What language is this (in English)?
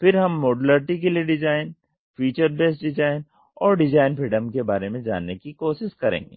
Hindi